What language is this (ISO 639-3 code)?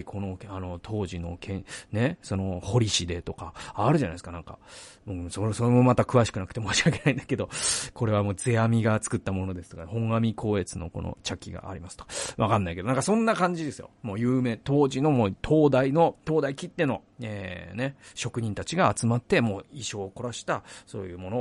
jpn